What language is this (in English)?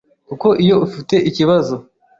Kinyarwanda